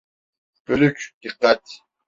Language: Turkish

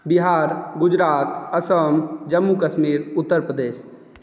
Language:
Maithili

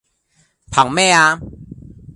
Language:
Cantonese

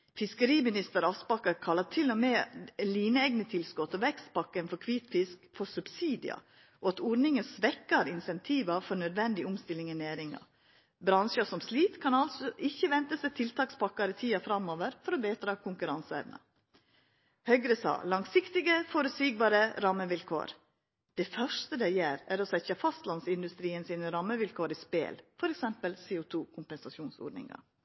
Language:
Norwegian Nynorsk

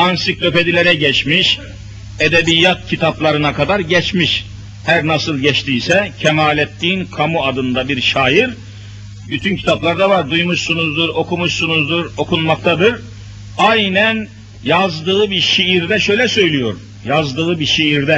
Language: Turkish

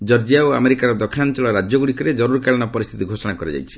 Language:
Odia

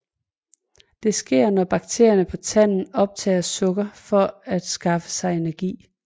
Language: Danish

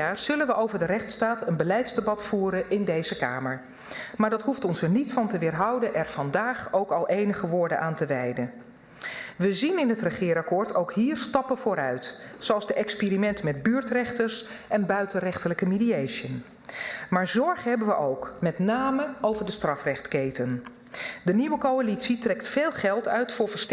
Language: Dutch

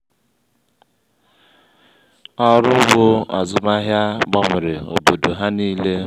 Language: Igbo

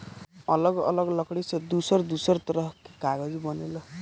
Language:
Bhojpuri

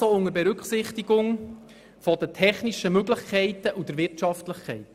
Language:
Swiss German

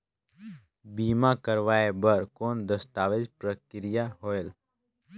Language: Chhattisgarhi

